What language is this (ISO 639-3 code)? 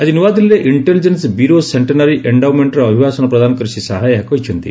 ori